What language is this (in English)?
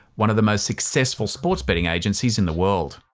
English